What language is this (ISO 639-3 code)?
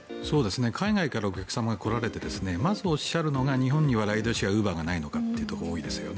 jpn